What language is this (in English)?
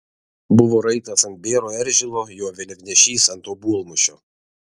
Lithuanian